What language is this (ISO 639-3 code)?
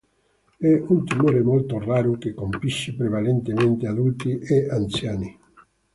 ita